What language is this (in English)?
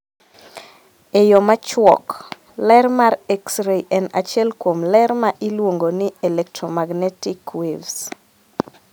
Luo (Kenya and Tanzania)